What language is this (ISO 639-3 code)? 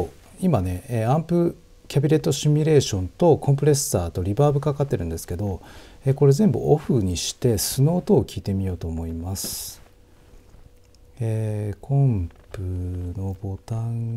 jpn